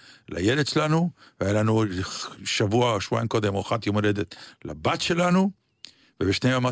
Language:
Hebrew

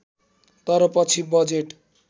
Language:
Nepali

